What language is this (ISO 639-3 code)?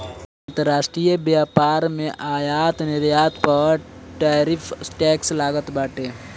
bho